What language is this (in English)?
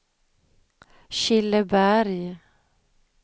Swedish